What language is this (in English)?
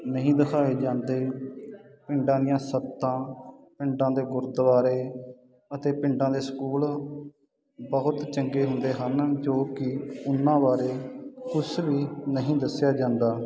Punjabi